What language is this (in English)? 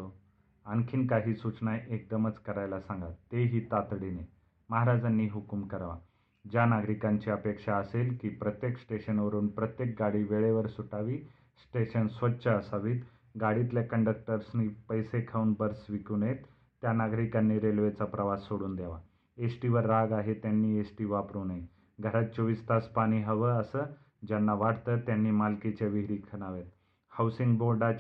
Marathi